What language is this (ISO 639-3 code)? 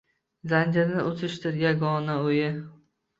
uzb